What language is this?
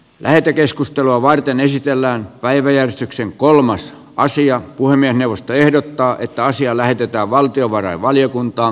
Finnish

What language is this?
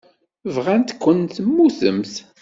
Kabyle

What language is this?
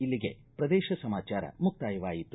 Kannada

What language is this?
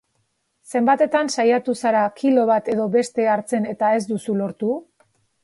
Basque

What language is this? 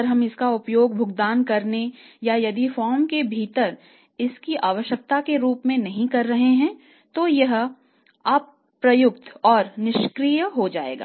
Hindi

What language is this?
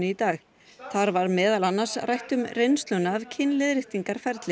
Icelandic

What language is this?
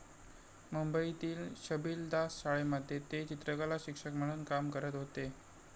Marathi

